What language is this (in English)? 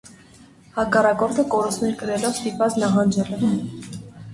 Armenian